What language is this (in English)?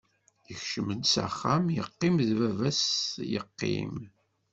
Kabyle